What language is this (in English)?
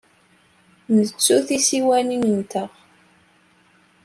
Kabyle